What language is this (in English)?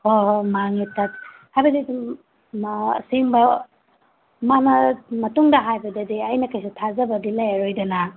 Manipuri